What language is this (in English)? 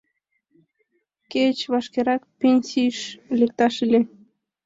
Mari